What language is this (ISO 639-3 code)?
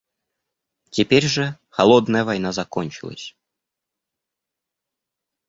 rus